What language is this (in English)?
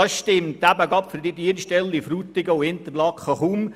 Swiss German